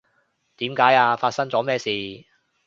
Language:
Cantonese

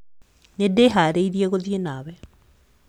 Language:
Kikuyu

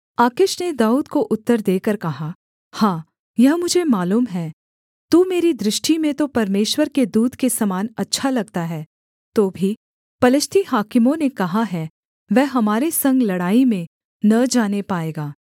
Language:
Hindi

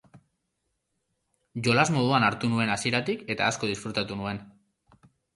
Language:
Basque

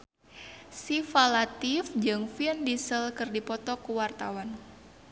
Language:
Sundanese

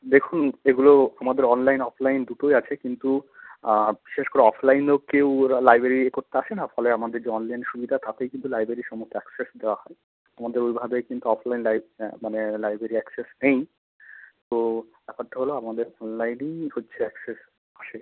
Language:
Bangla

